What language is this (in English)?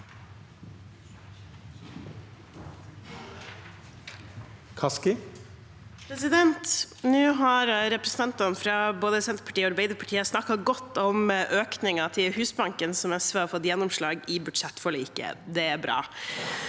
Norwegian